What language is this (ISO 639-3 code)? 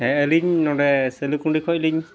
sat